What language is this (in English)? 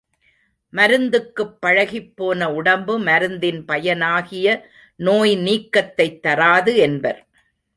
Tamil